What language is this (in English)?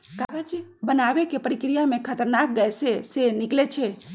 Magahi